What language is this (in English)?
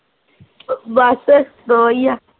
Punjabi